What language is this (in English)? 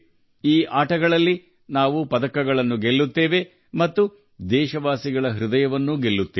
Kannada